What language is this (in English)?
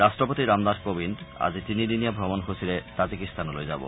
Assamese